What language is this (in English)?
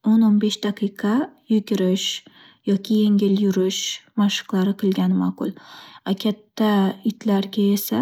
Uzbek